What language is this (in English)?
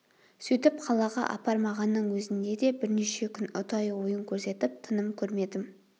Kazakh